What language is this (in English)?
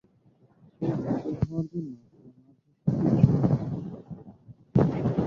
Bangla